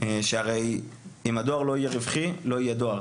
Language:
Hebrew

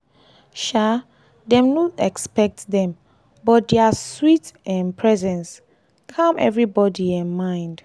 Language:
Nigerian Pidgin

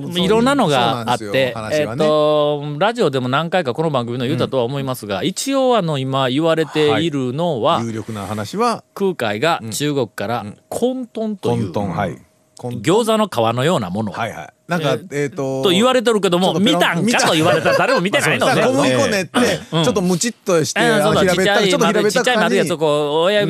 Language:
Japanese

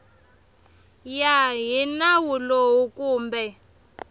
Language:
Tsonga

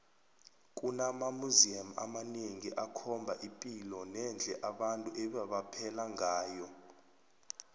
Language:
South Ndebele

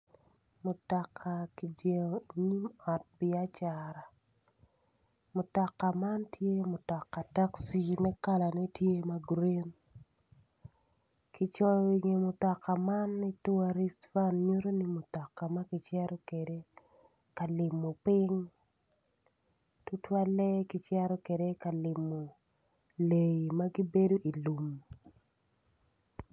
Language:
Acoli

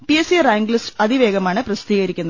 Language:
Malayalam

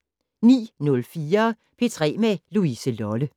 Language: Danish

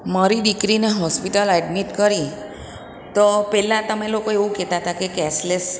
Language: Gujarati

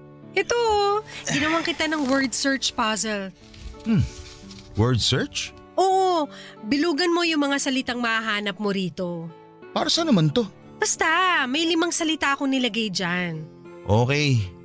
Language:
Filipino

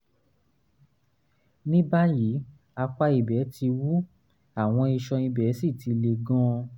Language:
Yoruba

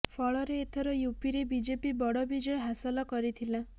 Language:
Odia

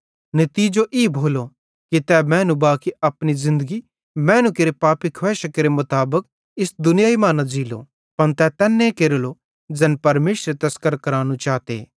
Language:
Bhadrawahi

